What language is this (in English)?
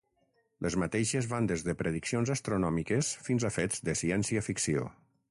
Catalan